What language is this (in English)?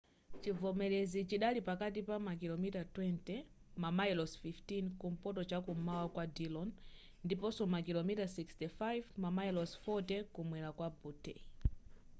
Nyanja